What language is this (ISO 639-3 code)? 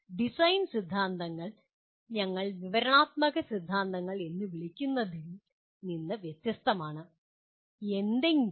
mal